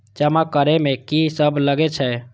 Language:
Maithili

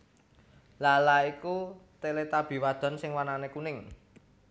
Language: Javanese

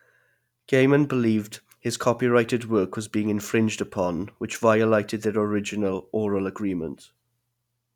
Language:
English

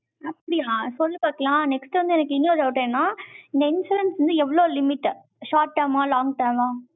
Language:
Tamil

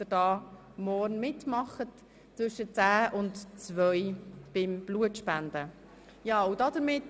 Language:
Swiss German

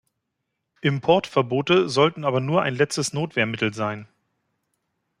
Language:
German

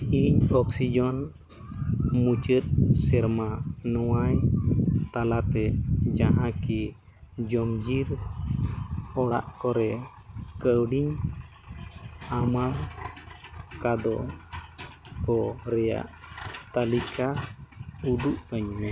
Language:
Santali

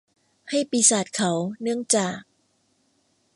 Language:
Thai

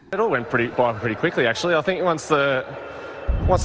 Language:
Indonesian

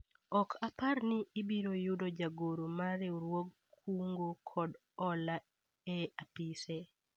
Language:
Luo (Kenya and Tanzania)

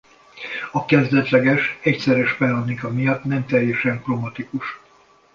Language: Hungarian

